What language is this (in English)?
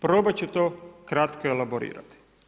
Croatian